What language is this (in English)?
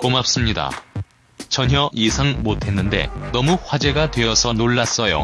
Korean